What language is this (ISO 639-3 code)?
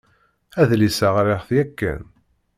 kab